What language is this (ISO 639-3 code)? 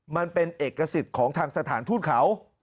tha